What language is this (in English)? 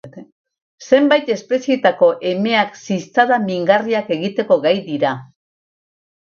Basque